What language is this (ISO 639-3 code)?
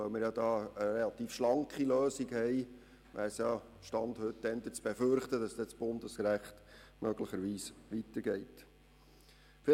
gsw